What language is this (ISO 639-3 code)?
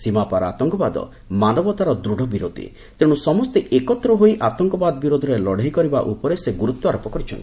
ori